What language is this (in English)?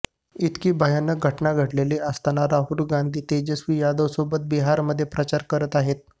Marathi